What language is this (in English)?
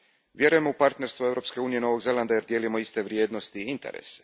Croatian